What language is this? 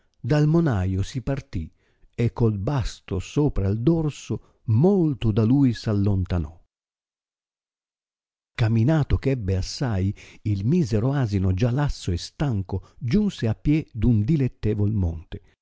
Italian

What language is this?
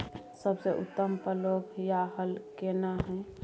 Maithili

